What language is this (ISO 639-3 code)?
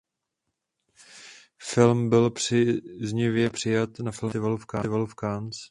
ces